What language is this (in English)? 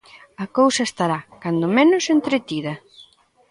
Galician